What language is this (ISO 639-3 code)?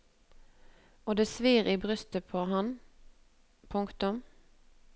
nor